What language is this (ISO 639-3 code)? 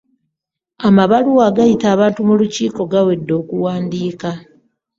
lug